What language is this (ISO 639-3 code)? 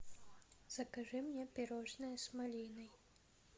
rus